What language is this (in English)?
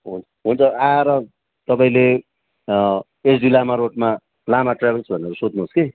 Nepali